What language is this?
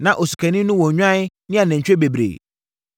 Akan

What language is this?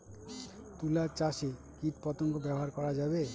Bangla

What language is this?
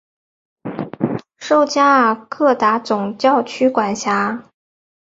Chinese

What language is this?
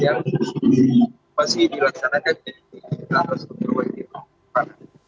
Indonesian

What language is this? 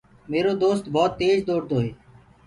Gurgula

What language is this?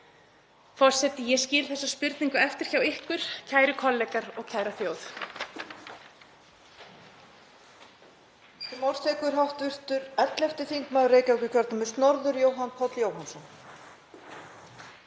Icelandic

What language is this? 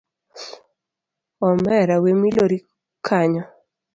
Luo (Kenya and Tanzania)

